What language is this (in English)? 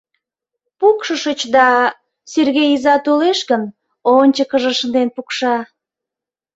Mari